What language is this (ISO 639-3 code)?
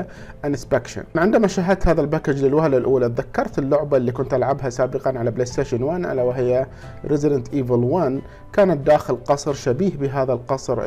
ara